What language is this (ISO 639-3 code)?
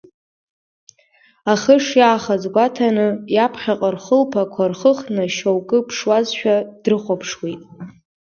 abk